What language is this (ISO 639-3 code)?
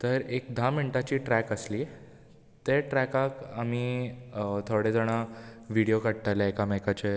kok